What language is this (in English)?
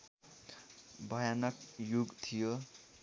Nepali